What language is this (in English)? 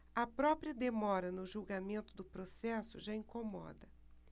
Portuguese